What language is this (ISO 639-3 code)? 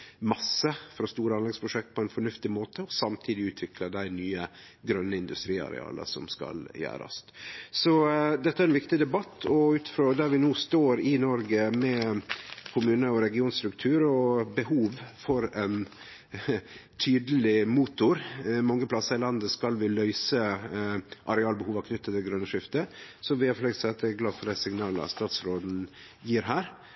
nno